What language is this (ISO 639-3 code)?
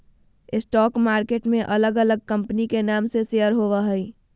mag